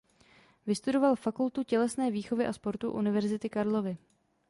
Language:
Czech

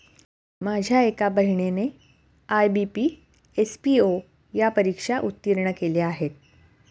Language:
Marathi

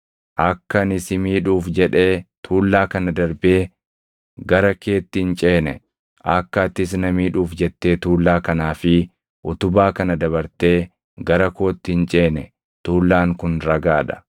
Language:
Oromo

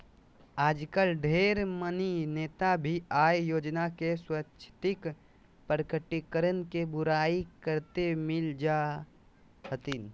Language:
Magahi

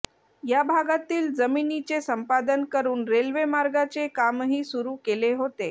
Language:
Marathi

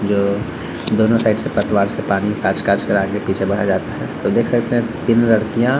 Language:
Hindi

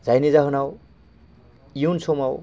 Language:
Bodo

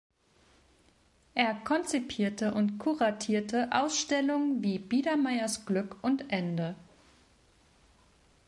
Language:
German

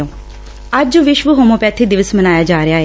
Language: Punjabi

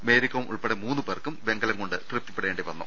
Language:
Malayalam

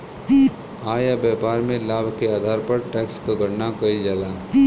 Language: Bhojpuri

